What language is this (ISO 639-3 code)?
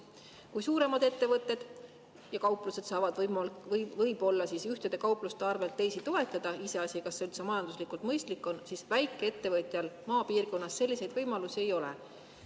est